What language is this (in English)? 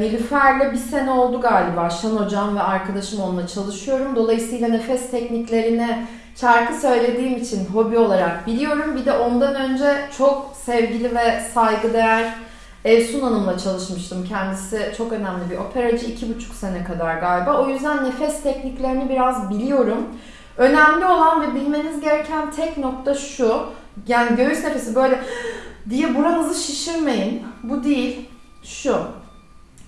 Turkish